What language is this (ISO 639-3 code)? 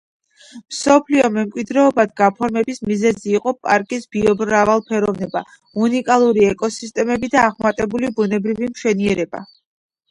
kat